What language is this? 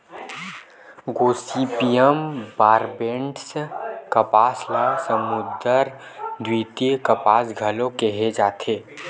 Chhattisgarhi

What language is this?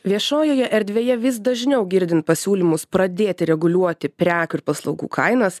Lithuanian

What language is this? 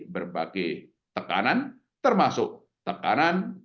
Indonesian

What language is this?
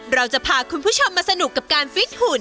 Thai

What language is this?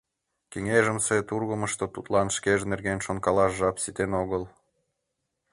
Mari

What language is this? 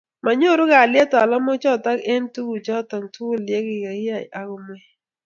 Kalenjin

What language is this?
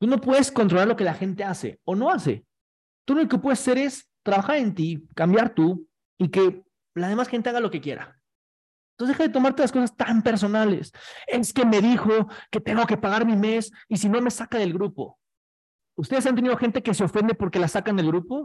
Spanish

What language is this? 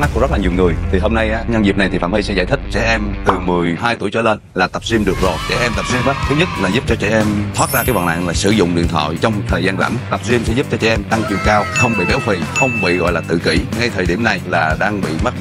Vietnamese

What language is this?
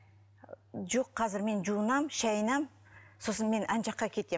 Kazakh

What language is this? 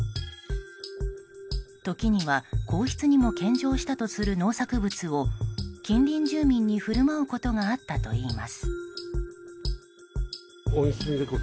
Japanese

